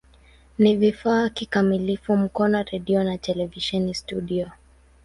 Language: Swahili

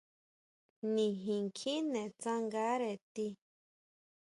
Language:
Huautla Mazatec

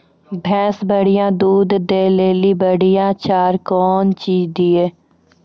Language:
Maithili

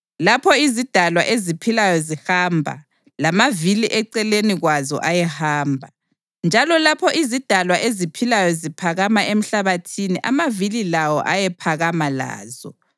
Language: North Ndebele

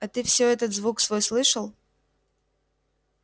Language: Russian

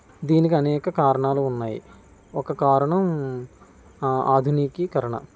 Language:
Telugu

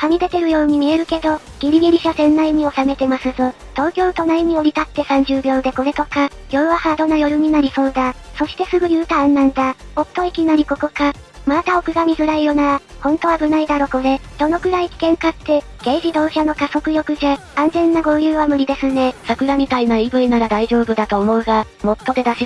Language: Japanese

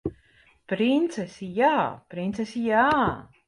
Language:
Latvian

